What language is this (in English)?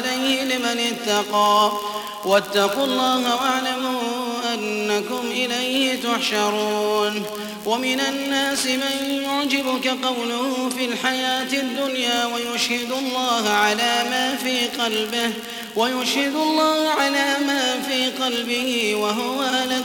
Arabic